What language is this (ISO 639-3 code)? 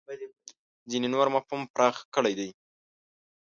pus